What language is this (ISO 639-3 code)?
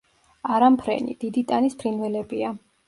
kat